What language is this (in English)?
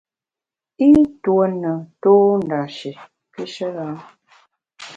Bamun